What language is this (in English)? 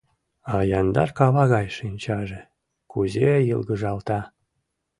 Mari